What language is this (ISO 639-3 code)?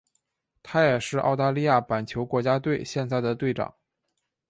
zho